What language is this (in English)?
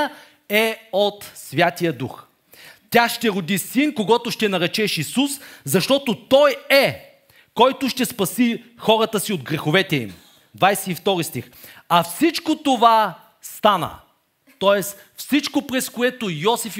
Bulgarian